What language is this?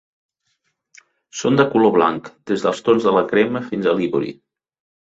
Catalan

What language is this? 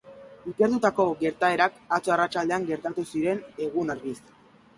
Basque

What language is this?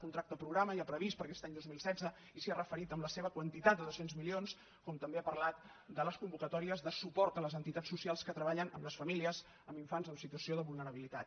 Catalan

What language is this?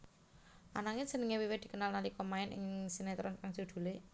Javanese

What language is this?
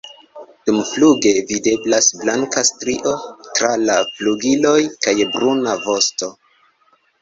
Esperanto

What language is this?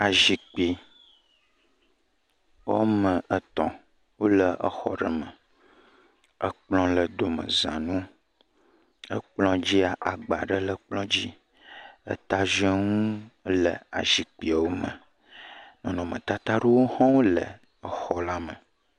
Ewe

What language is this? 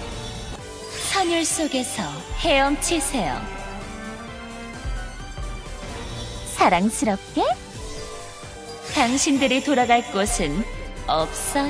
Korean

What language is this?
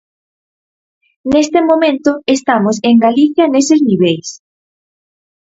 Galician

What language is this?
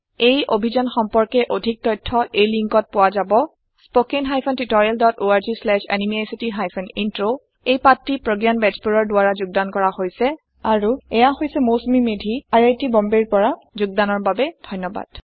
Assamese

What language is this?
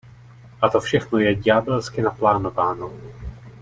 Czech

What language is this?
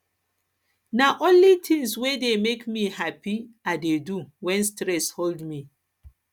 Nigerian Pidgin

